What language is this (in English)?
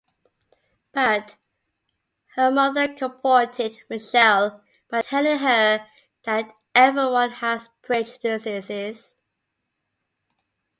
English